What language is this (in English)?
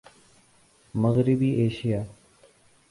Urdu